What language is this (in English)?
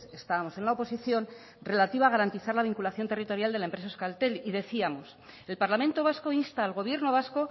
Spanish